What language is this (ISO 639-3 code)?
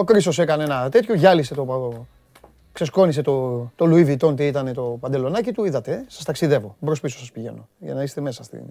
ell